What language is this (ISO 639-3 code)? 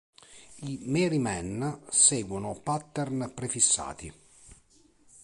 ita